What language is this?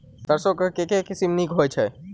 Maithili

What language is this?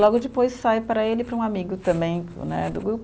Portuguese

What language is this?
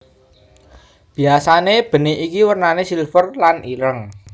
Javanese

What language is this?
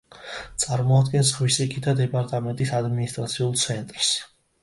Georgian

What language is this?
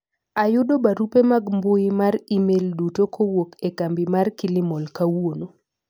Luo (Kenya and Tanzania)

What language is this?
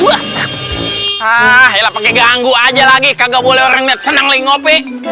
Indonesian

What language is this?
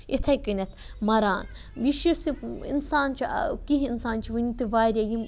Kashmiri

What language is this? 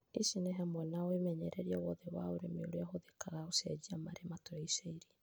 Kikuyu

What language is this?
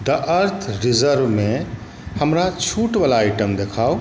Maithili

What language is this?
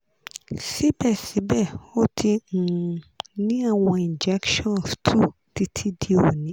Yoruba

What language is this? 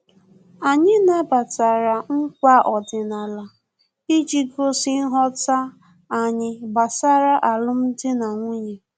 Igbo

